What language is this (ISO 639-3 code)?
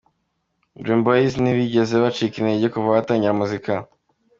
kin